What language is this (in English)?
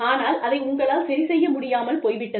Tamil